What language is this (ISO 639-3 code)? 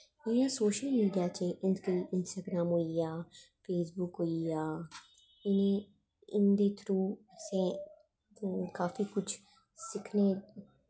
doi